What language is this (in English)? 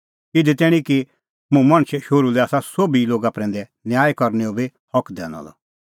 Kullu Pahari